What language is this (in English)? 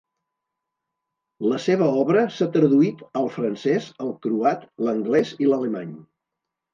Catalan